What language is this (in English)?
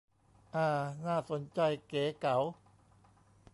Thai